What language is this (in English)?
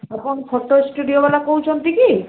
Odia